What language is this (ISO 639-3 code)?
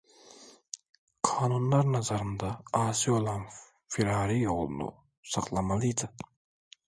tur